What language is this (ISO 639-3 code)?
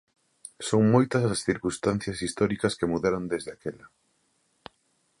glg